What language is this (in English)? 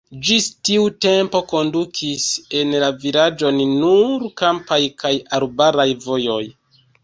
Esperanto